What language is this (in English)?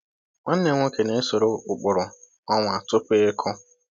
Igbo